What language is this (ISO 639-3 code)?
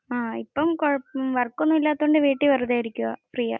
mal